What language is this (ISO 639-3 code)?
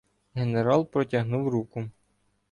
ukr